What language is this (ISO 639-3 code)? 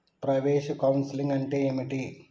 tel